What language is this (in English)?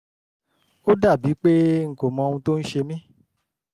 Yoruba